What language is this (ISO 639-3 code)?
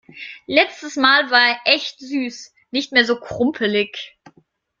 deu